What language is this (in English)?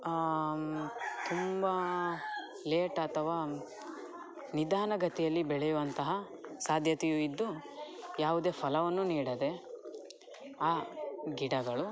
Kannada